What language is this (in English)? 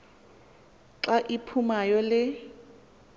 Xhosa